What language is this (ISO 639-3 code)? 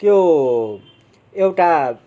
nep